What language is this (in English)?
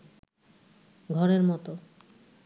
Bangla